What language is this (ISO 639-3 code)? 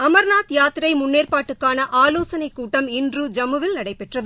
tam